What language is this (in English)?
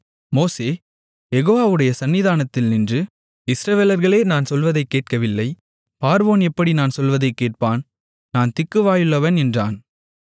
Tamil